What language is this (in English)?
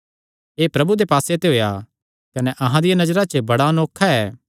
Kangri